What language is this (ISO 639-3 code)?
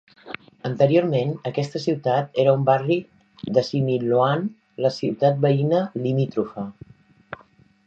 cat